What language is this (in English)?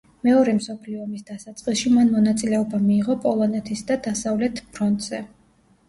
Georgian